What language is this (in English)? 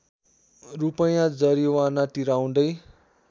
Nepali